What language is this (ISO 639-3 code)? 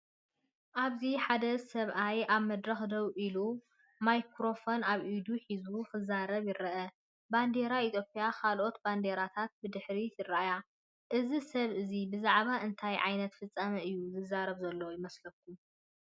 tir